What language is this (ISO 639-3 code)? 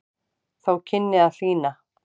isl